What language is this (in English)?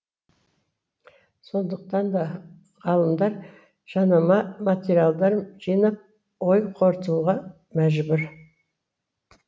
Kazakh